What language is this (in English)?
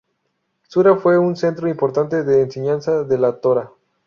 Spanish